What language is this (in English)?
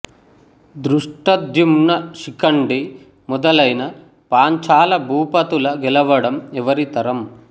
Telugu